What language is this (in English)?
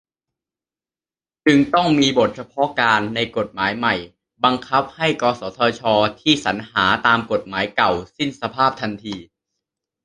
Thai